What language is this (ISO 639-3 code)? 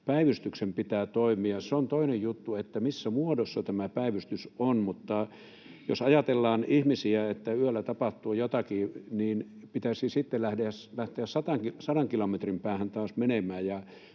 fin